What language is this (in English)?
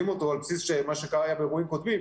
Hebrew